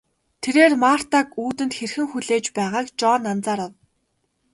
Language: Mongolian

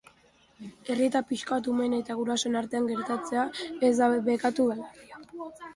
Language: Basque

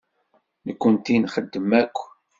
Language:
Kabyle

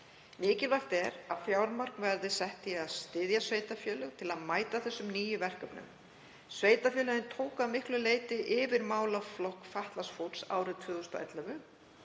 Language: Icelandic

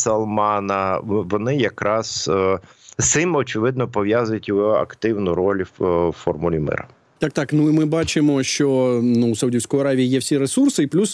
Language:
Ukrainian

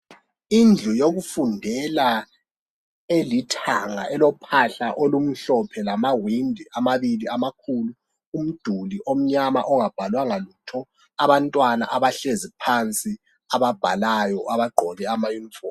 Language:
North Ndebele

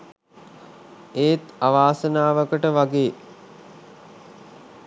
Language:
Sinhala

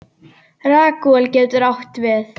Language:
Icelandic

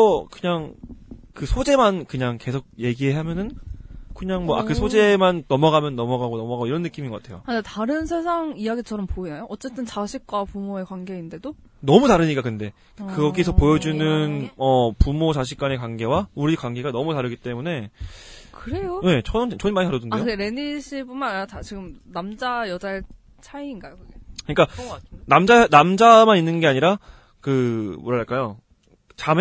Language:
Korean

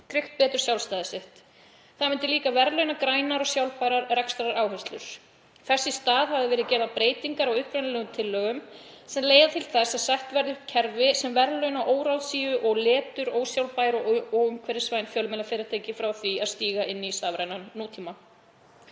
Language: Icelandic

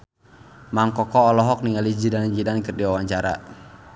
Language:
Sundanese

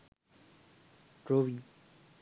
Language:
Sinhala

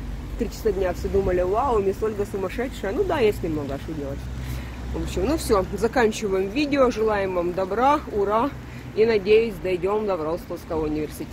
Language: Russian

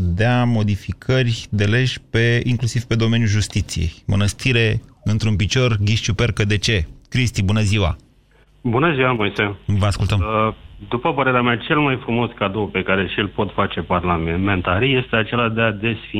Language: Romanian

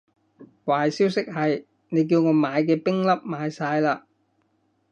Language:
Cantonese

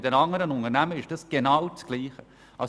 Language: Swiss German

